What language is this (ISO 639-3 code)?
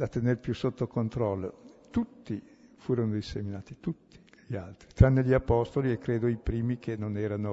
ita